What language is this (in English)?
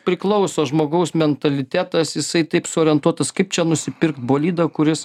Lithuanian